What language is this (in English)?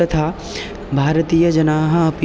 Sanskrit